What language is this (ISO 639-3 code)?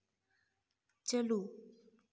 sat